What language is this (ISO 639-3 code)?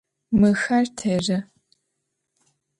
ady